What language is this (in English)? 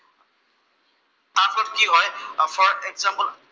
Assamese